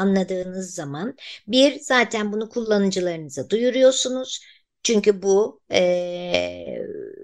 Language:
Turkish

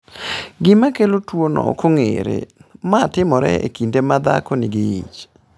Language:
Luo (Kenya and Tanzania)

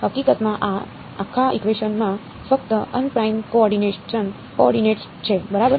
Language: Gujarati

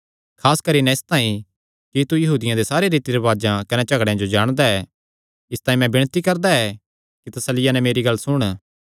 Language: Kangri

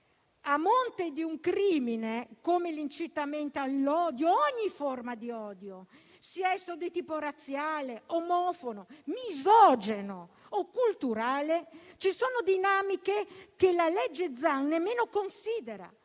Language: Italian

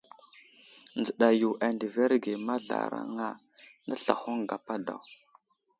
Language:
Wuzlam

